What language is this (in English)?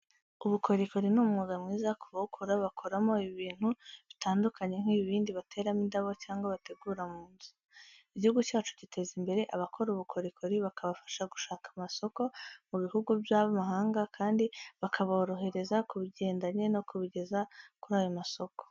Kinyarwanda